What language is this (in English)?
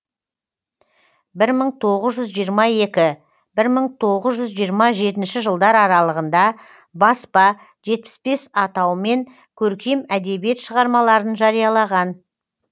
Kazakh